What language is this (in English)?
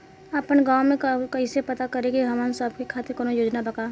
Bhojpuri